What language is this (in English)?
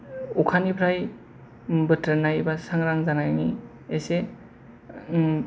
Bodo